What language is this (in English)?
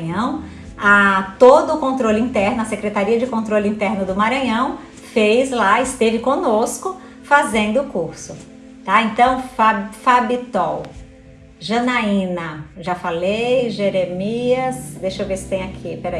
Portuguese